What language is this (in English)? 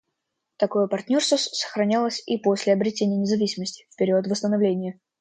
Russian